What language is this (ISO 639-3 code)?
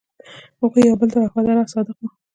pus